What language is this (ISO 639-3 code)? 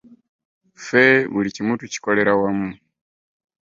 lug